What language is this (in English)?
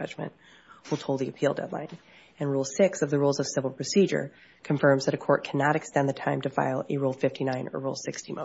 English